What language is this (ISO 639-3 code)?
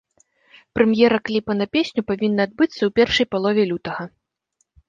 bel